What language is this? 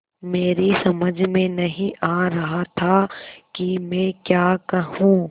Hindi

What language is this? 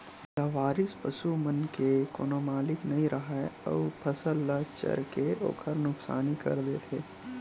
Chhattisgarhi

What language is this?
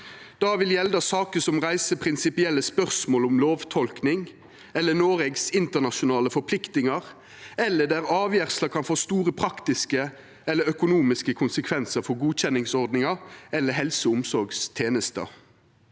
Norwegian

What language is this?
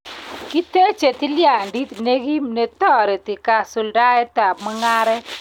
Kalenjin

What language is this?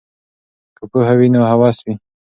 Pashto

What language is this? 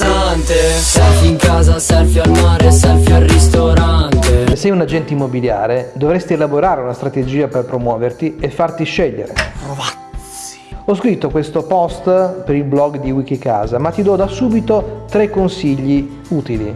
Italian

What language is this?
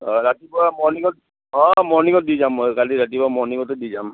Assamese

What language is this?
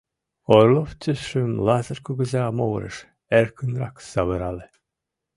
Mari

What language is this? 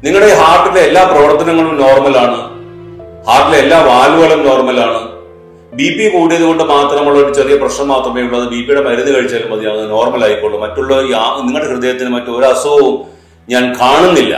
Malayalam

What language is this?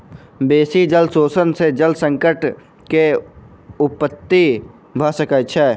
Maithili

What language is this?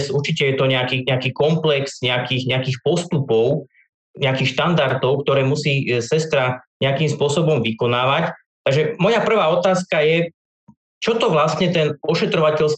Slovak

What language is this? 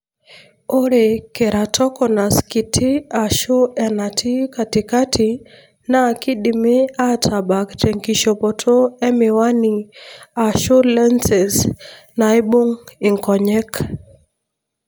Masai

